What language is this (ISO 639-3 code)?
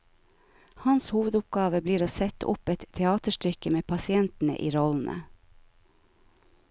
nor